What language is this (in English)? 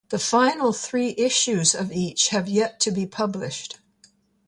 English